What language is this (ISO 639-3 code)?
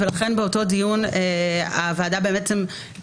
heb